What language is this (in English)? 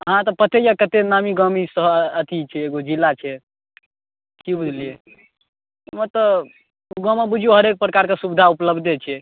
Maithili